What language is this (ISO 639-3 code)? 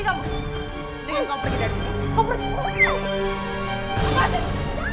ind